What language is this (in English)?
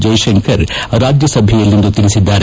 Kannada